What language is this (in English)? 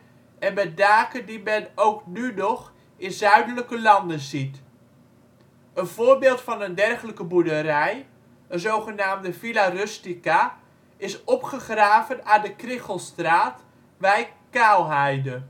Dutch